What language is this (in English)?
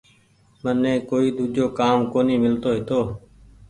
Goaria